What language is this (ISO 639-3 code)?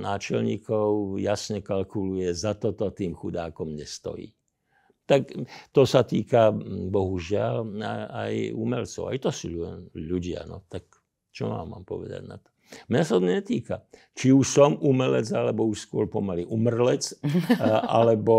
slk